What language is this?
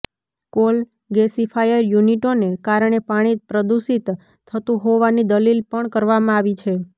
Gujarati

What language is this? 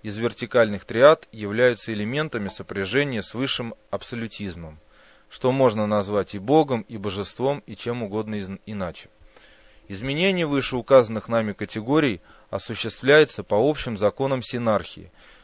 Russian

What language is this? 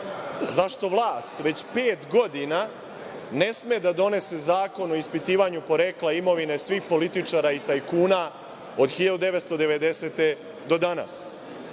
Serbian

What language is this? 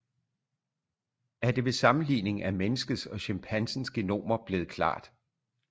Danish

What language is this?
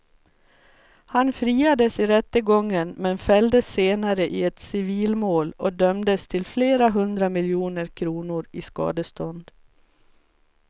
Swedish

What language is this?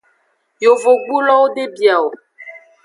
Aja (Benin)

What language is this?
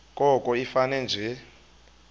Xhosa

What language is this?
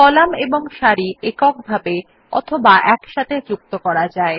Bangla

